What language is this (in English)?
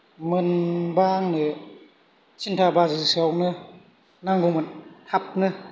Bodo